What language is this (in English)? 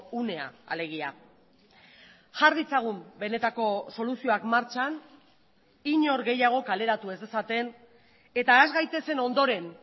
Basque